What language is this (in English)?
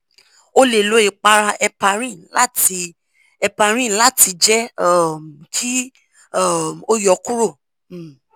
Yoruba